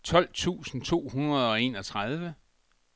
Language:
Danish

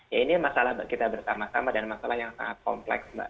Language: Indonesian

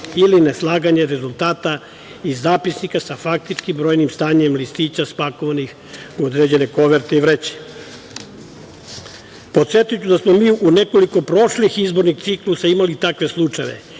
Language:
Serbian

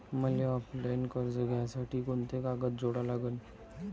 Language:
Marathi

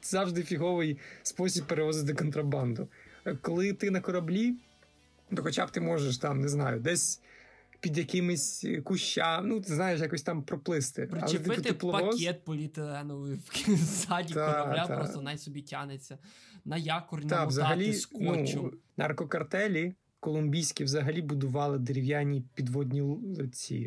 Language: Ukrainian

